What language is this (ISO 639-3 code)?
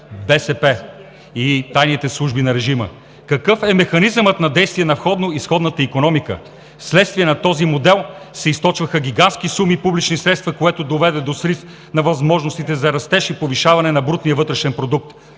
bul